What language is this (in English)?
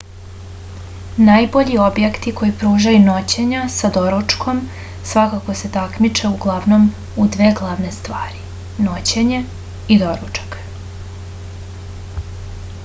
Serbian